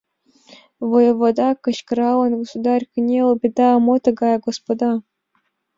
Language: Mari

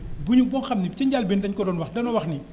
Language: Wolof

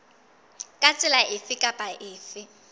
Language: Southern Sotho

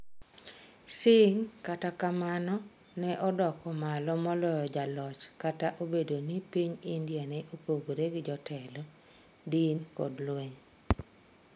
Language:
Luo (Kenya and Tanzania)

